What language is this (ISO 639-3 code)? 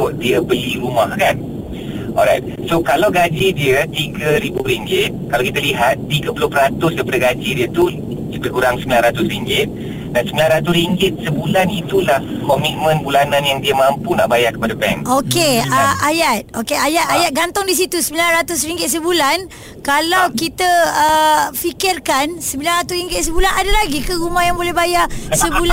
msa